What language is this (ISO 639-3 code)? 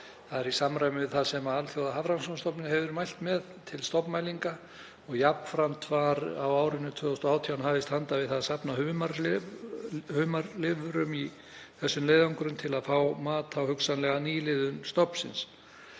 isl